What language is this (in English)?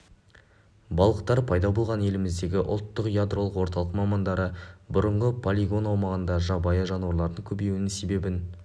Kazakh